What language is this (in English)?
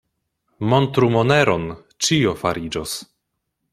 Esperanto